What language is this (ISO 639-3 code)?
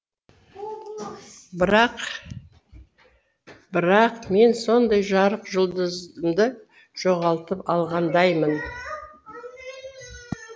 kaz